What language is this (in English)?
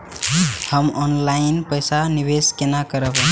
Maithili